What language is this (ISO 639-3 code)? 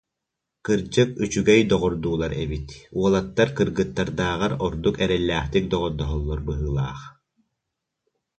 sah